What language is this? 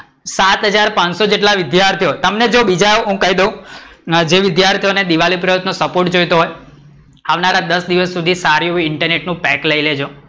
Gujarati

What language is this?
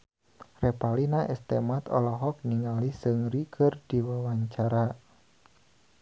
Sundanese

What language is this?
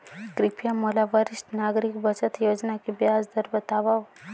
Chhattisgarhi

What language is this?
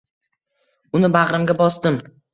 Uzbek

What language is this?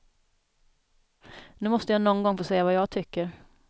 Swedish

